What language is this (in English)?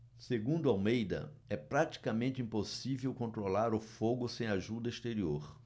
Portuguese